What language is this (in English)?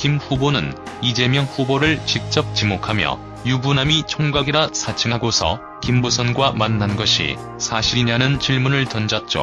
Korean